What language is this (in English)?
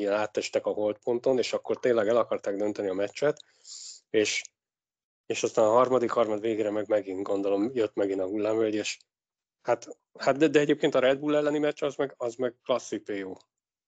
Hungarian